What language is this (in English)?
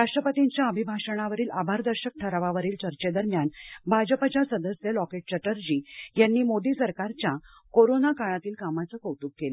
Marathi